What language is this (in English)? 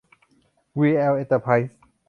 Thai